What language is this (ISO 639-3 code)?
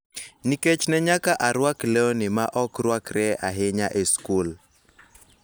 luo